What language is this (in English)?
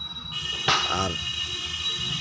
Santali